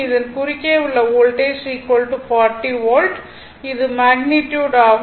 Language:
Tamil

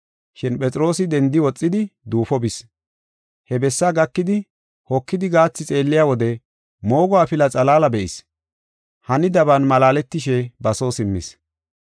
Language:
Gofa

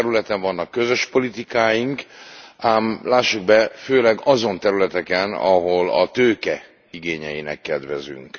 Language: Hungarian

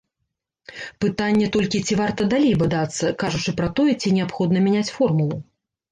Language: Belarusian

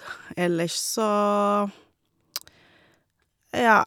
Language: Norwegian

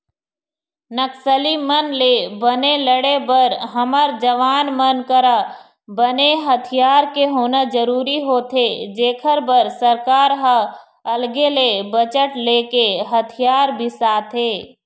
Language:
Chhattisgarhi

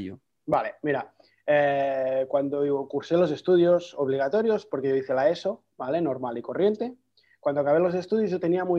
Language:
Spanish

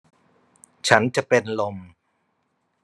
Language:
Thai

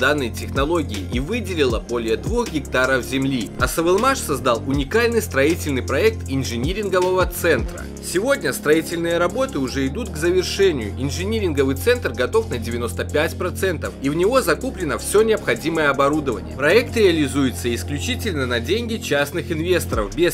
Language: Russian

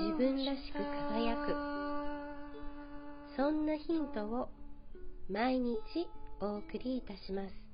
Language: Japanese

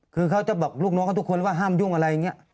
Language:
Thai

